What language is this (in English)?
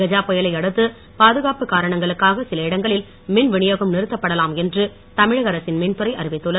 Tamil